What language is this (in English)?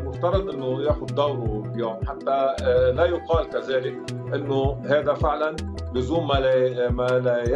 Arabic